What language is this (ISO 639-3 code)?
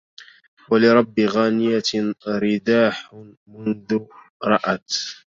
ara